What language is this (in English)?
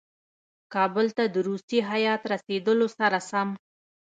Pashto